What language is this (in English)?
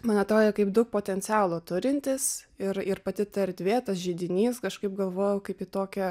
Lithuanian